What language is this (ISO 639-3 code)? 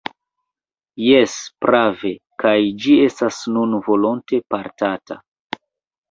epo